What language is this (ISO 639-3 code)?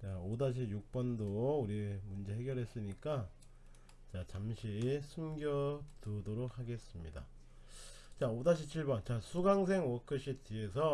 kor